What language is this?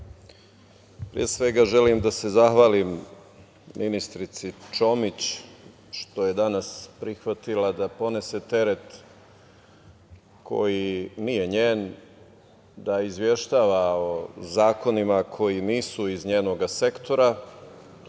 Serbian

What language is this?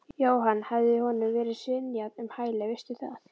Icelandic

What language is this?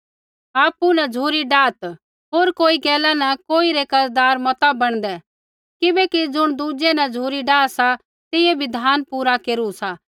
Kullu Pahari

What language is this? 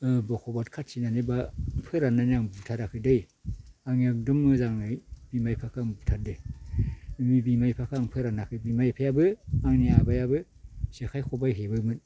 Bodo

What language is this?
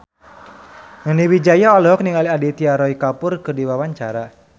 Sundanese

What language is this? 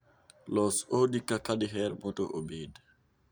Luo (Kenya and Tanzania)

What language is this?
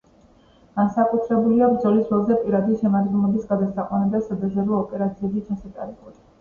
Georgian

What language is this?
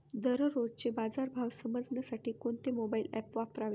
Marathi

